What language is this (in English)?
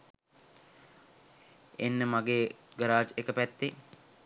Sinhala